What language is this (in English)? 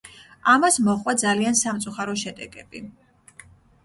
Georgian